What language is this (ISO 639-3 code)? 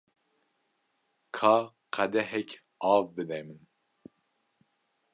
kur